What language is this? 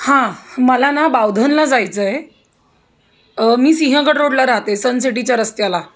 Marathi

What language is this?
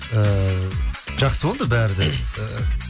Kazakh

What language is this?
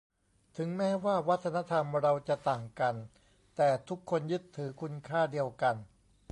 Thai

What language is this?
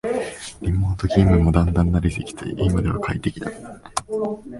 Japanese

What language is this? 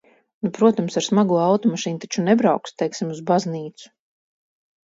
Latvian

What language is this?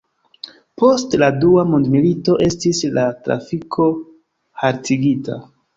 Esperanto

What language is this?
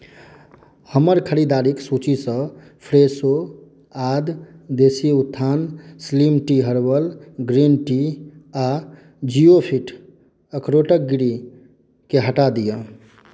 Maithili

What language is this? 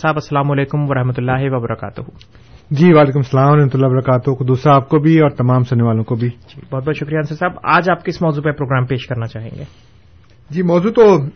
Urdu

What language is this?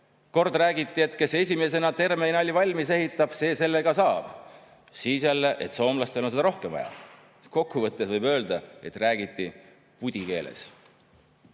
Estonian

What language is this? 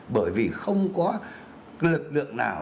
Vietnamese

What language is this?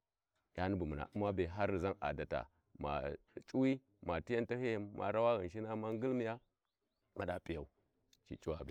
Warji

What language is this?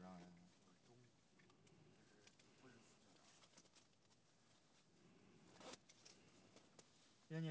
Chinese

